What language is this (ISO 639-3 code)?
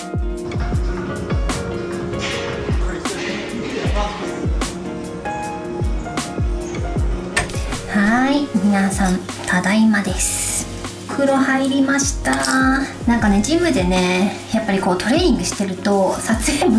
jpn